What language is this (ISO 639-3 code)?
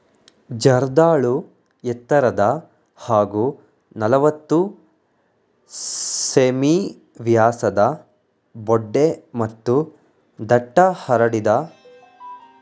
kan